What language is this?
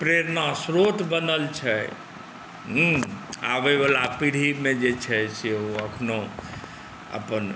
Maithili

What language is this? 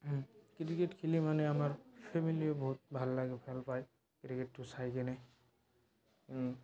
Assamese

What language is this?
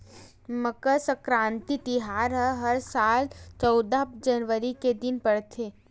Chhattisgarhi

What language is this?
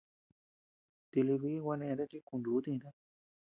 Tepeuxila Cuicatec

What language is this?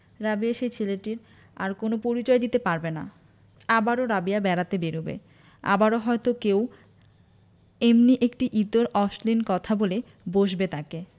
Bangla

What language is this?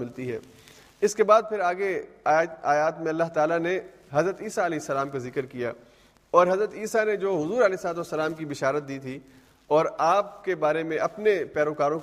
Urdu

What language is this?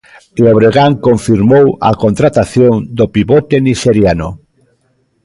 Galician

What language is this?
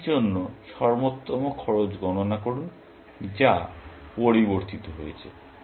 Bangla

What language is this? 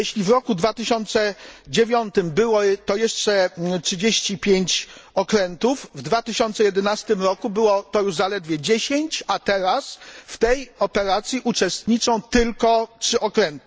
Polish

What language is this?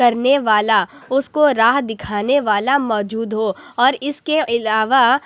Urdu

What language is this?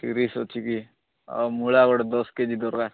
Odia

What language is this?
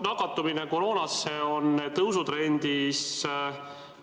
Estonian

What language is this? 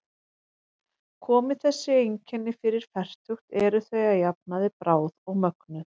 Icelandic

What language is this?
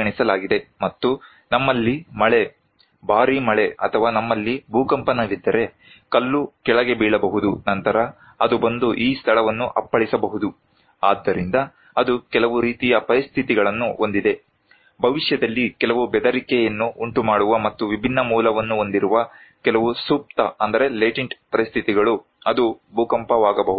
Kannada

